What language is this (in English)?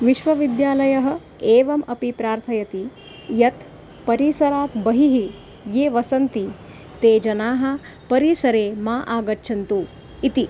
Sanskrit